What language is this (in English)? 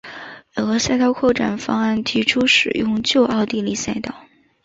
Chinese